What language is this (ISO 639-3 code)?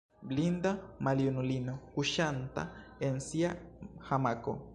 epo